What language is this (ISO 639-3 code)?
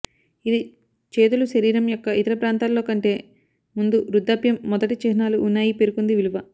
tel